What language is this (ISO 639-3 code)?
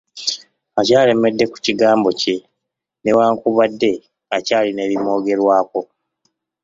lug